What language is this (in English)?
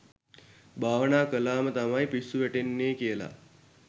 Sinhala